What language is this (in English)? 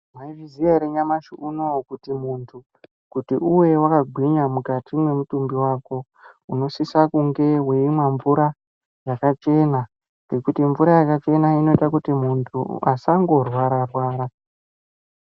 Ndau